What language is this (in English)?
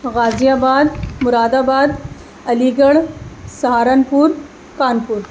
Urdu